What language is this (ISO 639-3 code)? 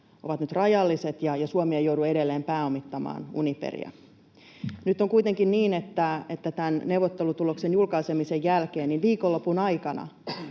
fin